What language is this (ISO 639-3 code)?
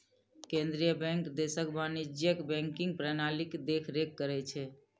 mai